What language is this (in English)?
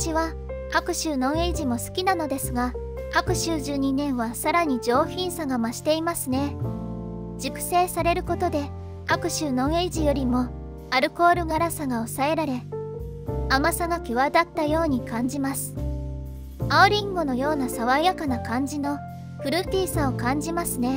Japanese